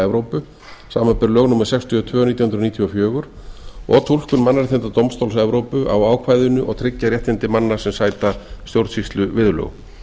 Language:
Icelandic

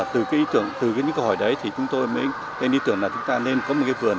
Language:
Vietnamese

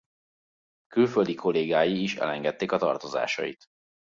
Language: Hungarian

